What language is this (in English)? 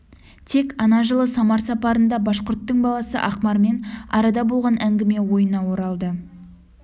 Kazakh